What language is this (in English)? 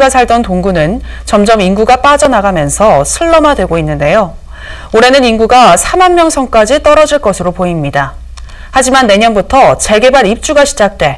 Korean